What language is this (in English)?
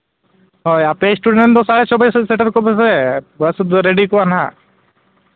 Santali